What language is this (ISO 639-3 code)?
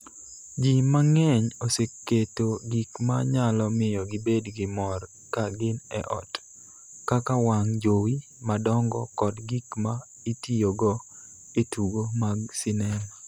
luo